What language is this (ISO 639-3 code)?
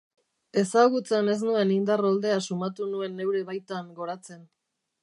eus